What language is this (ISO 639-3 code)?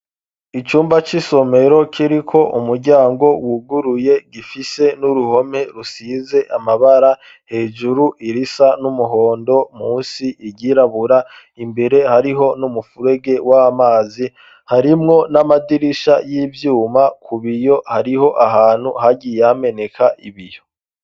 run